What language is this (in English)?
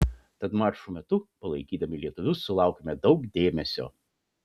Lithuanian